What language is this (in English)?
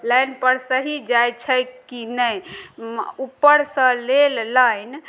Maithili